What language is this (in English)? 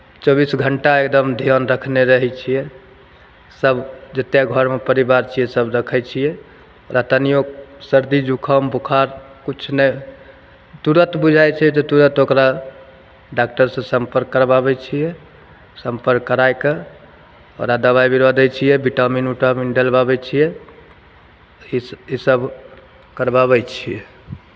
Maithili